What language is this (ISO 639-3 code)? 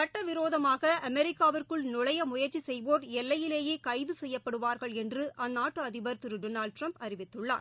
tam